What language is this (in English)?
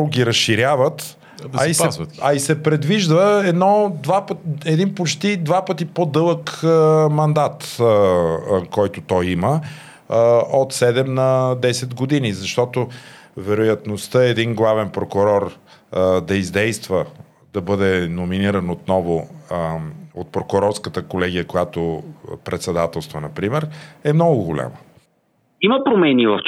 Bulgarian